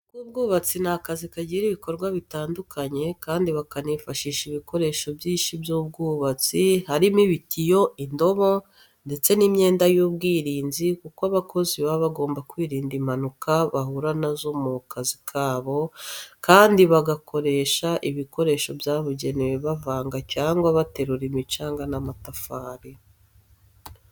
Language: Kinyarwanda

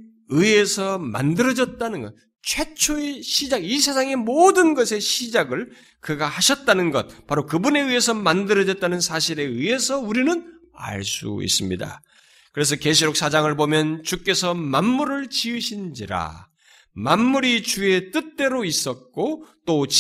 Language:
Korean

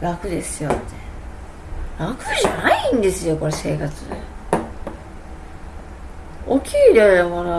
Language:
Japanese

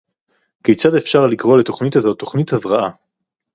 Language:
Hebrew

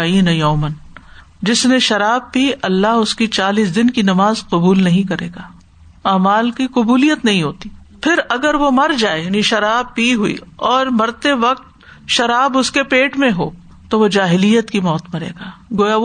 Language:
Urdu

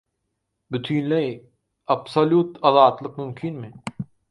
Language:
Turkmen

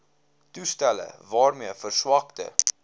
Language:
Afrikaans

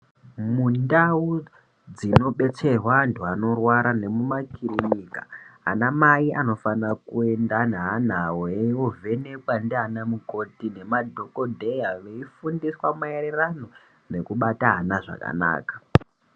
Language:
Ndau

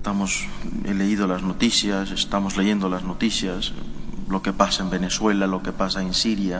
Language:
Spanish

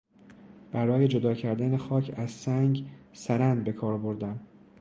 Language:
Persian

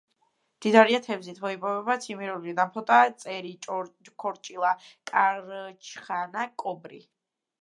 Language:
Georgian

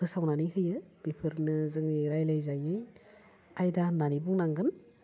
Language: Bodo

